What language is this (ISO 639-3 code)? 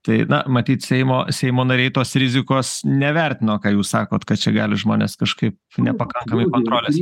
lit